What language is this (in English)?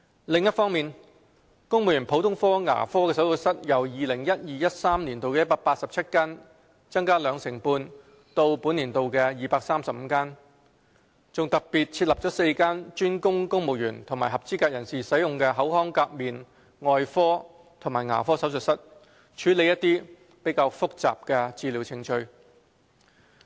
Cantonese